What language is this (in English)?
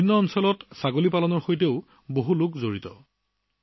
Assamese